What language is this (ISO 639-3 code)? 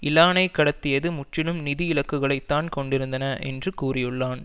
tam